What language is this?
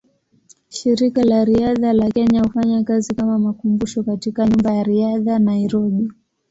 Swahili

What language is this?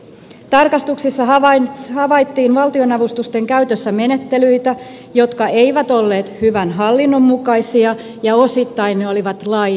Finnish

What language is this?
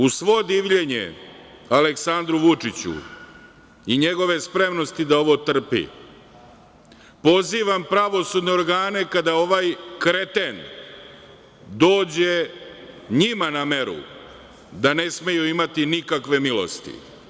Serbian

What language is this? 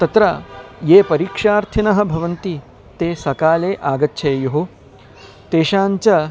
Sanskrit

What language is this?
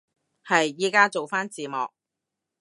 Cantonese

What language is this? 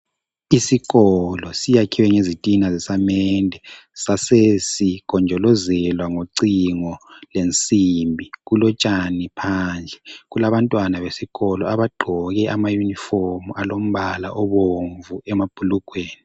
North Ndebele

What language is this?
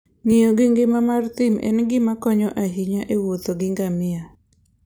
Luo (Kenya and Tanzania)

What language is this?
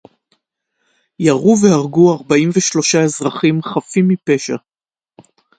Hebrew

